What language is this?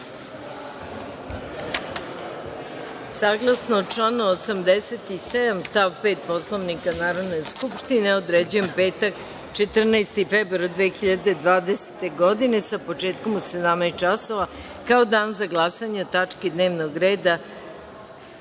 Serbian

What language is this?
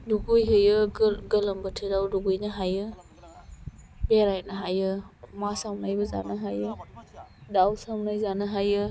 Bodo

